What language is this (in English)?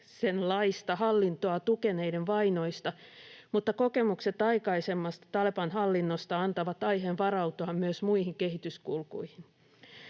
Finnish